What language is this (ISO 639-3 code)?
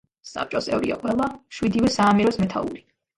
kat